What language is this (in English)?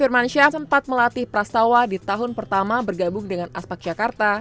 Indonesian